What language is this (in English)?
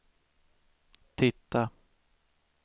Swedish